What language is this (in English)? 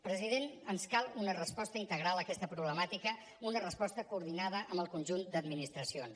Catalan